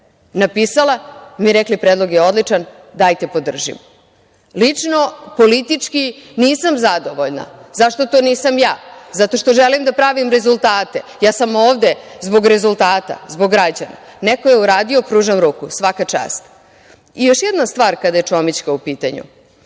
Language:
Serbian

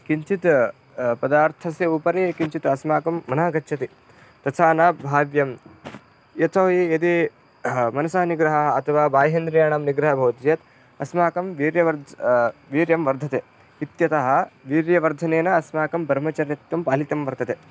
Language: Sanskrit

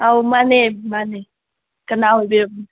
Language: Manipuri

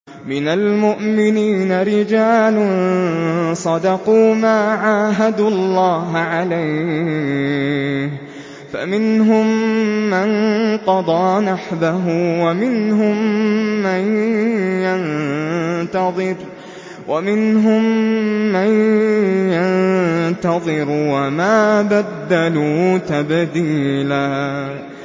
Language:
Arabic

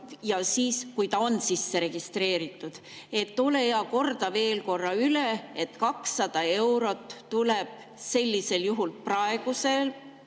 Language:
Estonian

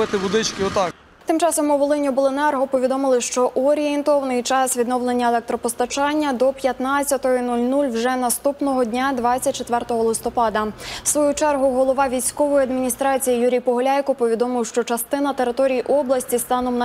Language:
Ukrainian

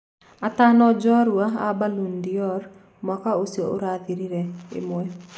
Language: Kikuyu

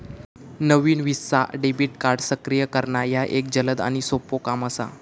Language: Marathi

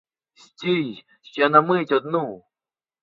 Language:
Ukrainian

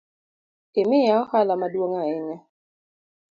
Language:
Luo (Kenya and Tanzania)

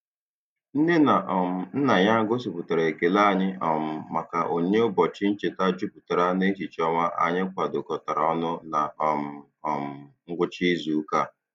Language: Igbo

